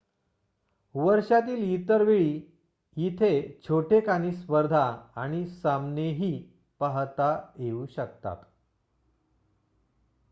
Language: Marathi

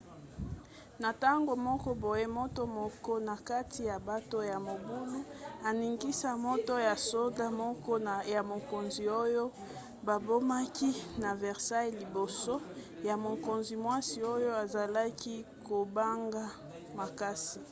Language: Lingala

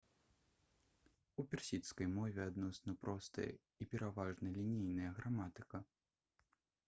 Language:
Belarusian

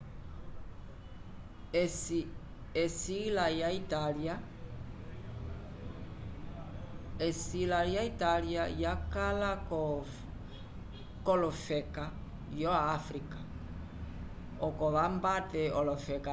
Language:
Umbundu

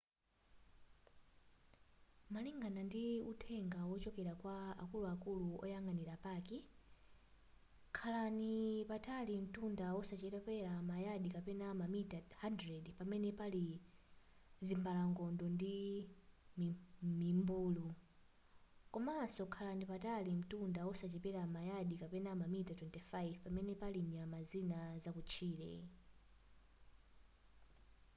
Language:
Nyanja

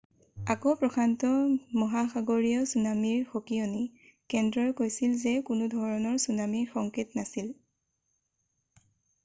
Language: Assamese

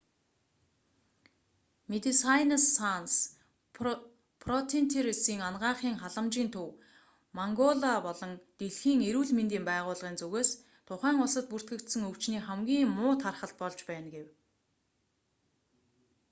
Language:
Mongolian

